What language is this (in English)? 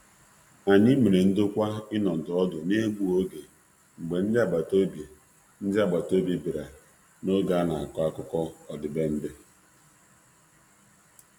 Igbo